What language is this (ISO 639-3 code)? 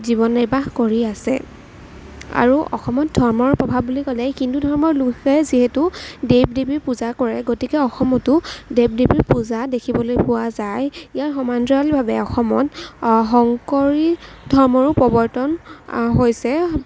asm